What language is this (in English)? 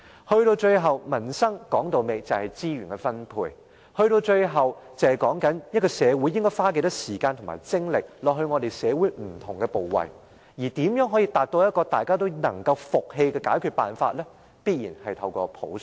Cantonese